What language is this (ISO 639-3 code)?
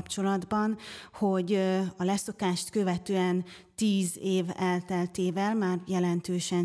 hun